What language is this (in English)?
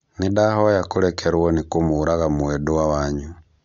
Kikuyu